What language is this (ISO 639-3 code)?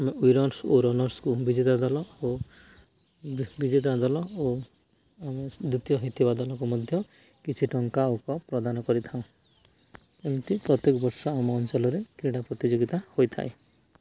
ori